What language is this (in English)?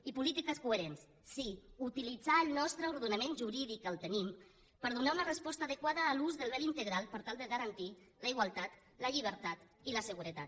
Catalan